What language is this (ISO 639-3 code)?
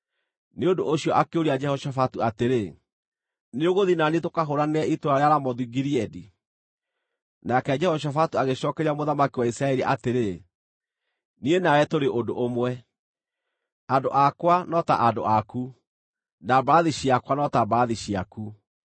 kik